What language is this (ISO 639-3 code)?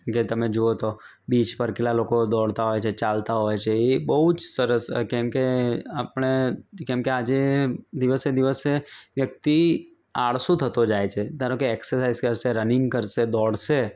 guj